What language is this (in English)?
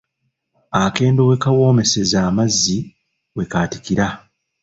Ganda